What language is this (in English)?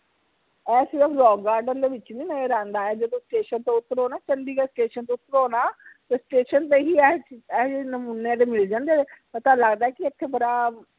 Punjabi